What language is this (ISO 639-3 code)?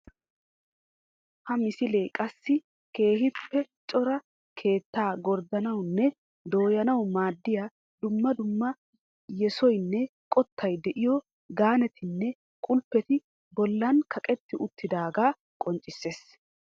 wal